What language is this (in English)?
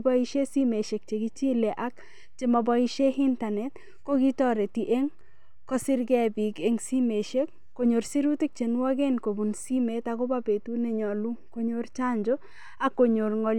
Kalenjin